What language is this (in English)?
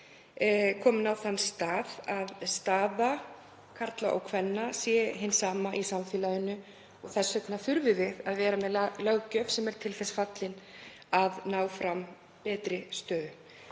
Icelandic